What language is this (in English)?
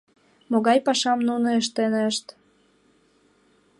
Mari